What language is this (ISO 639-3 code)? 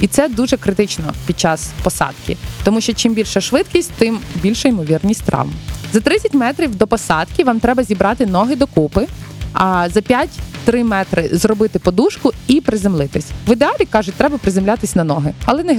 ukr